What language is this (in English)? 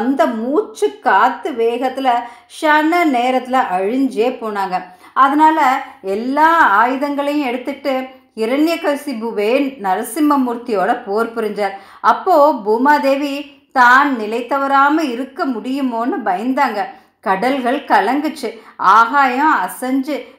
Tamil